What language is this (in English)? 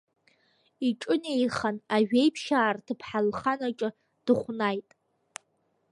Abkhazian